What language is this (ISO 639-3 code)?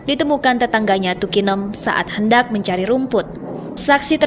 ind